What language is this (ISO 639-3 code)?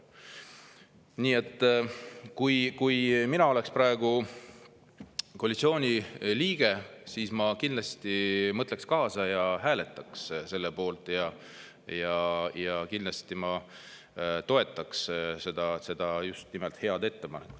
est